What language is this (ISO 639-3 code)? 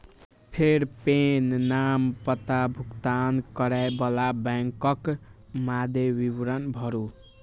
mai